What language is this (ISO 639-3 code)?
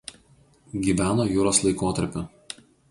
lit